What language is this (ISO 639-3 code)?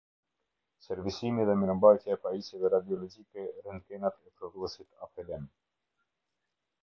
sqi